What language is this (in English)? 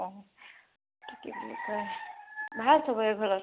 Assamese